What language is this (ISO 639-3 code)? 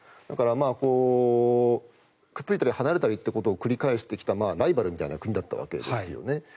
jpn